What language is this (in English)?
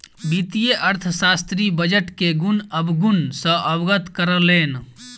Maithili